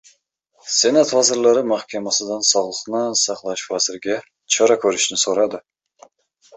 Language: Uzbek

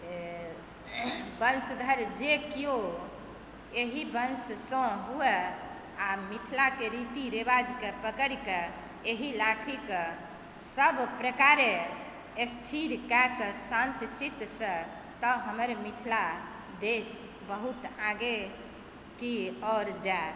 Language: Maithili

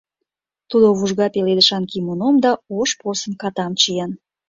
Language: Mari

